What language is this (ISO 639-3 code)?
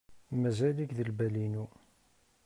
kab